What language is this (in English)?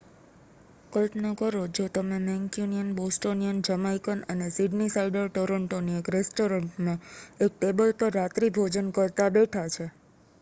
Gujarati